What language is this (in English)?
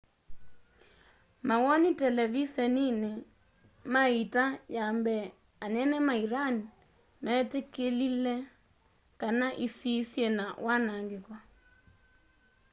Kamba